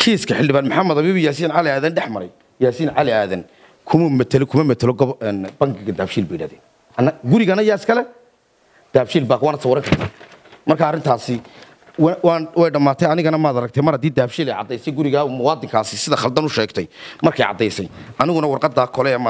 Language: Arabic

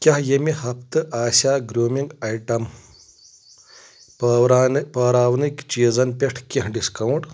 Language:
Kashmiri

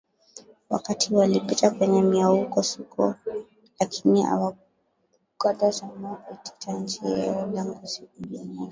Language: Swahili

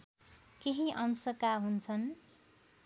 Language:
Nepali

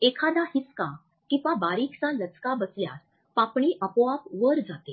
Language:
Marathi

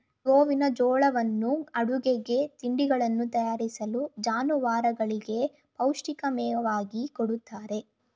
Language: Kannada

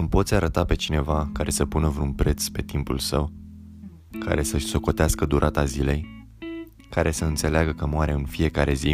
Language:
Romanian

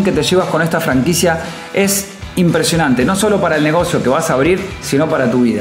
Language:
Spanish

